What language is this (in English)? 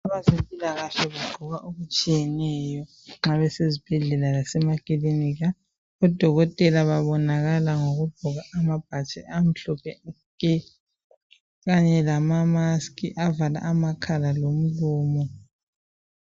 North Ndebele